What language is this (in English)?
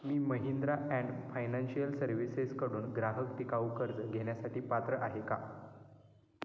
Marathi